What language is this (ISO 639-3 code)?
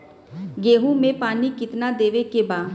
bho